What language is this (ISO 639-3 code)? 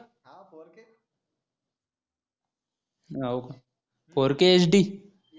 mar